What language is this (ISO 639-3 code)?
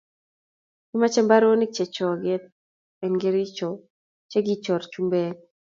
kln